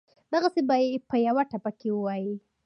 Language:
Pashto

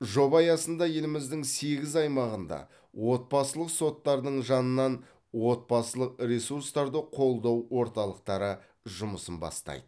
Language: Kazakh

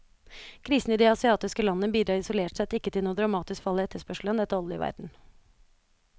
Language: Norwegian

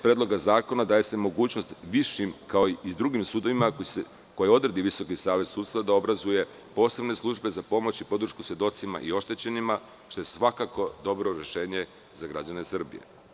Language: Serbian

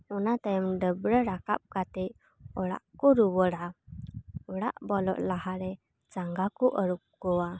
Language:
Santali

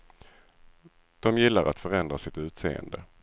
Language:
Swedish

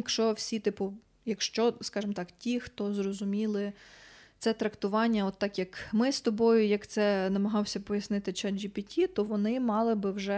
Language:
Ukrainian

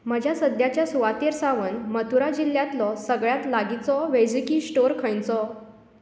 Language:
Konkani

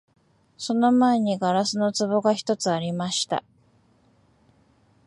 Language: Japanese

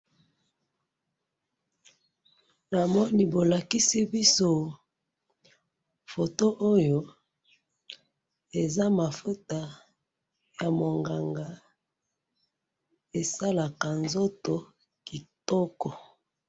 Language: Lingala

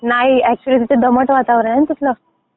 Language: Marathi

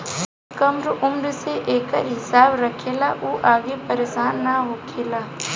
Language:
Bhojpuri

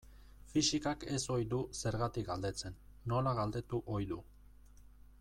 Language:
Basque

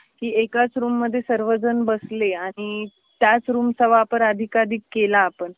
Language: Marathi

